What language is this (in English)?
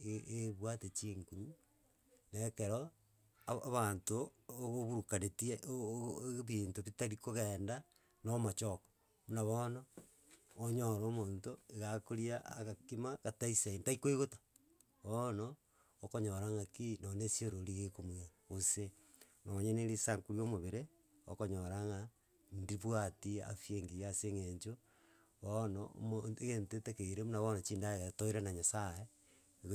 Gusii